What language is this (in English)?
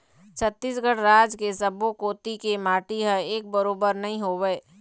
Chhattisgarhi